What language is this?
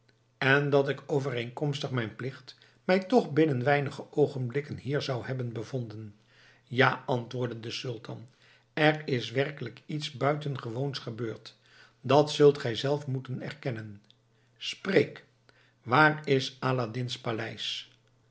Dutch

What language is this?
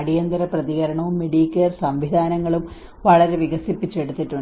Malayalam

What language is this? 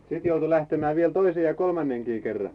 Finnish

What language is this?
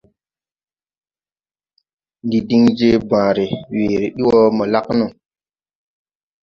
Tupuri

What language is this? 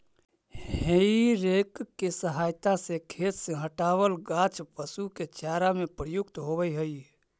Magahi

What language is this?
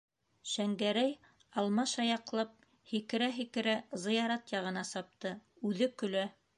Bashkir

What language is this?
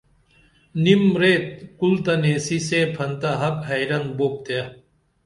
Dameli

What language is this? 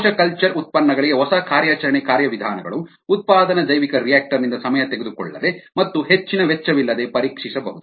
Kannada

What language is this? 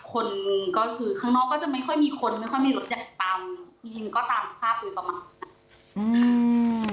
Thai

